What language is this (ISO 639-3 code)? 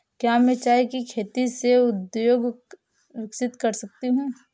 hin